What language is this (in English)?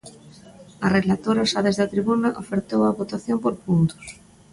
Galician